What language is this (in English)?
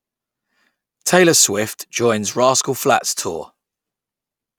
English